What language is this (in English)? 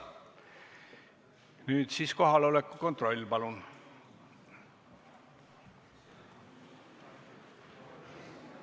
Estonian